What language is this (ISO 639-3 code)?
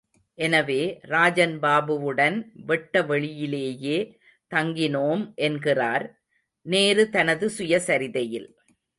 tam